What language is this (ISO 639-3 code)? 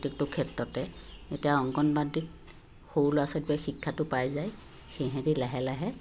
asm